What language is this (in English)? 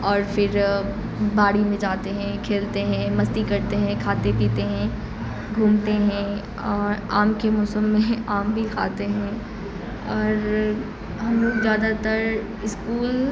Urdu